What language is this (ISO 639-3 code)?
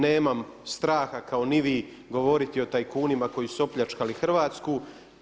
hrv